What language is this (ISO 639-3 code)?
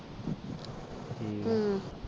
pan